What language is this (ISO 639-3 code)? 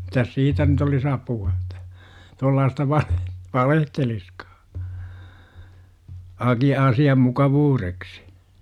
fin